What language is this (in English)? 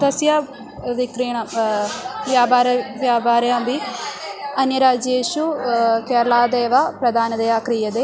Sanskrit